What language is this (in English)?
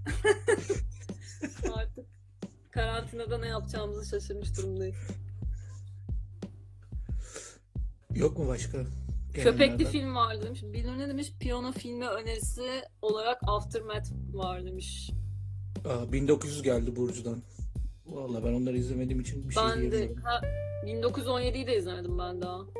Turkish